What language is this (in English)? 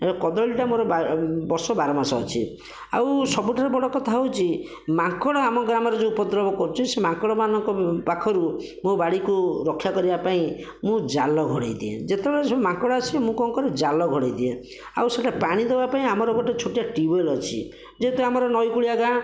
Odia